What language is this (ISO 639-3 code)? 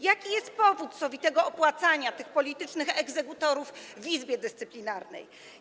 pol